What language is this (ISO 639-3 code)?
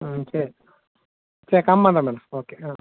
tam